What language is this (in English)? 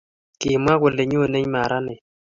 Kalenjin